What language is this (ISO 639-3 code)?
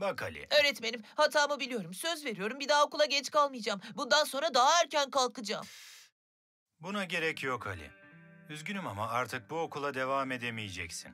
tur